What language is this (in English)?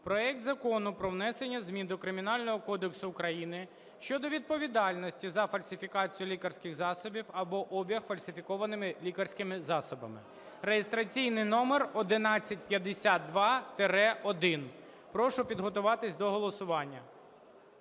Ukrainian